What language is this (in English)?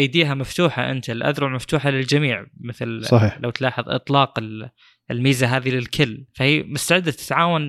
Arabic